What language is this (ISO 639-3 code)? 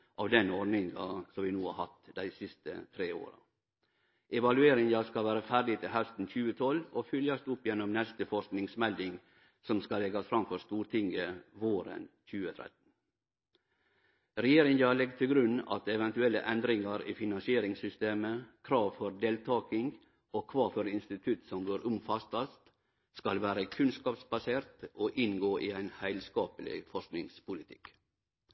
nno